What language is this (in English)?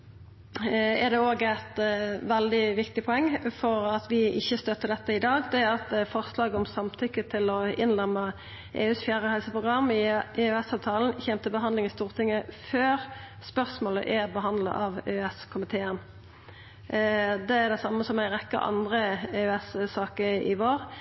Norwegian Nynorsk